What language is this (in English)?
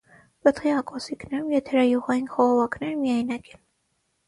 Armenian